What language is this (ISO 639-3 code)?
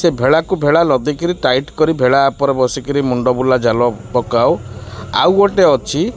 ori